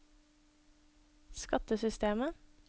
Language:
Norwegian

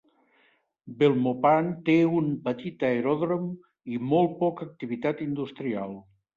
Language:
Catalan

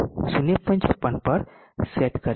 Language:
Gujarati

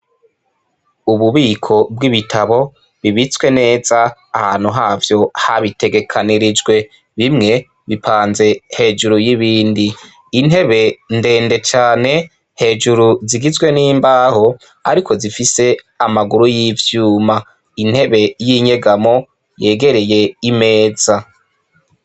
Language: Rundi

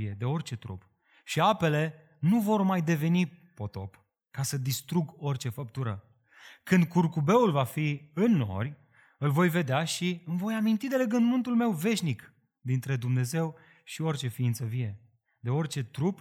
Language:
Romanian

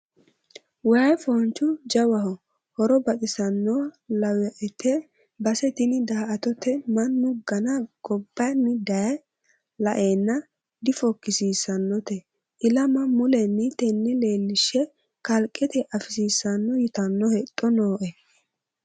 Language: Sidamo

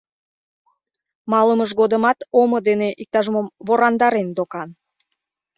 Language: Mari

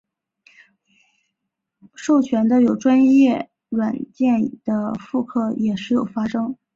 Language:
Chinese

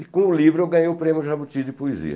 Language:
Portuguese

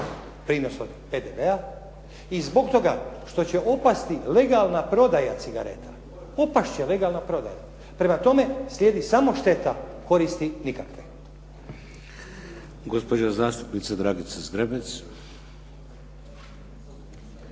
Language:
Croatian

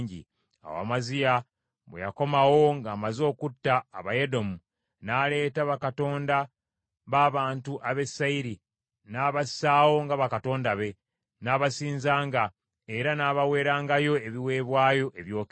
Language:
Ganda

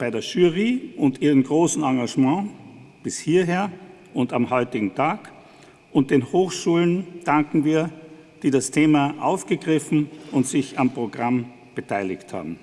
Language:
German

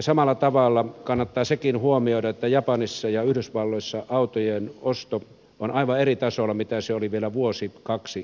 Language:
Finnish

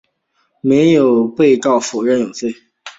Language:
Chinese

